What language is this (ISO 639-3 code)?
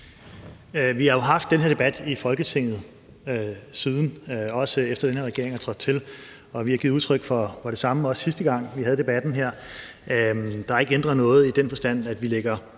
dan